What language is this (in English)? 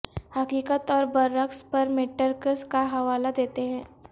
Urdu